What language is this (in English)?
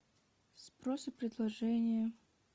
Russian